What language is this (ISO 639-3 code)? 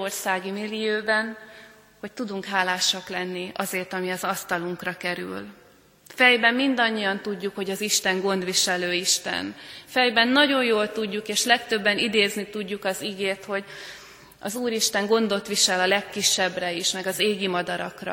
hun